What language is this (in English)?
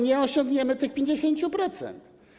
Polish